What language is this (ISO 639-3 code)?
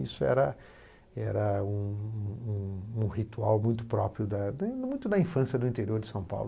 por